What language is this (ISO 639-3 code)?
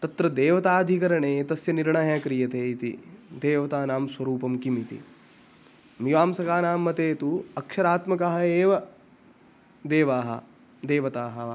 san